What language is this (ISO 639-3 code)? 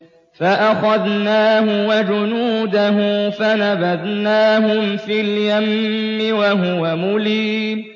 ara